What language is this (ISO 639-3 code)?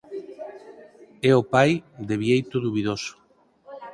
glg